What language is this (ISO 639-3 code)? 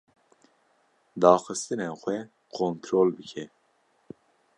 kur